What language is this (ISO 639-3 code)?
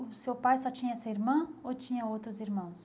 por